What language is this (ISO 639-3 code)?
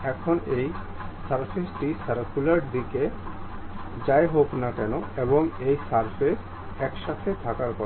ben